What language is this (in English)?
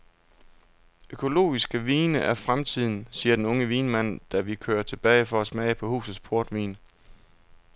Danish